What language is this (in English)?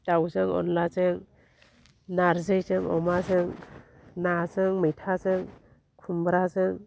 Bodo